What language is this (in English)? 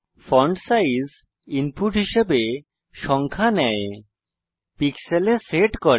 Bangla